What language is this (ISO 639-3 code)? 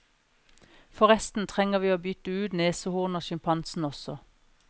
nor